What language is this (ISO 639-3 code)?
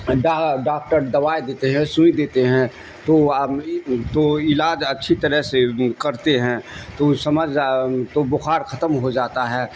urd